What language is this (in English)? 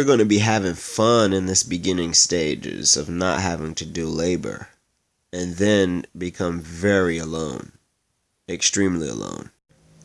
English